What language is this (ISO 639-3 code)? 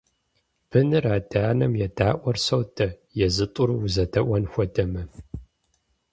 kbd